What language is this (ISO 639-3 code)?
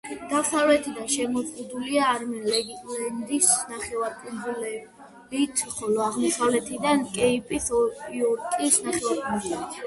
kat